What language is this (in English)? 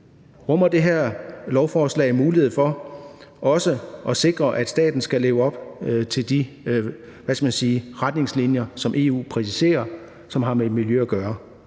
Danish